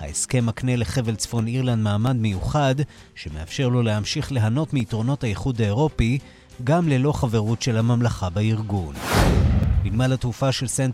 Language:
Hebrew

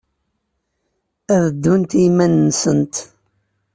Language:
Kabyle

